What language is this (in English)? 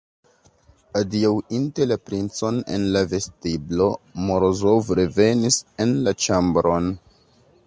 Esperanto